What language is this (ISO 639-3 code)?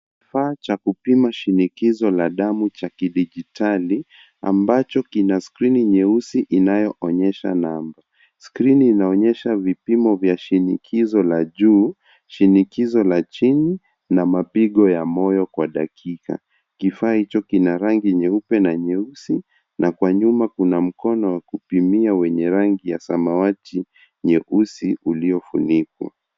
swa